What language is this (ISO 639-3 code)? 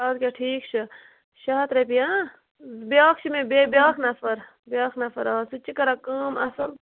kas